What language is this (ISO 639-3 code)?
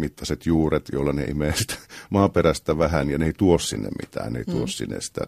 fin